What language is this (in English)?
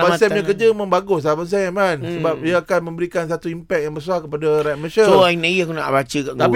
Malay